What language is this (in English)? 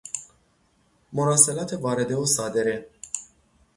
Persian